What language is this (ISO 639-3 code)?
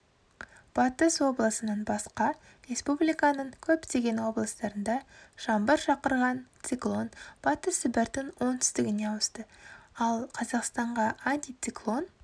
kaz